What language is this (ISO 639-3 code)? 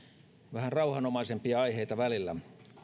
fin